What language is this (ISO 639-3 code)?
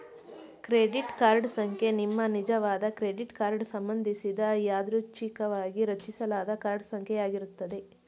kan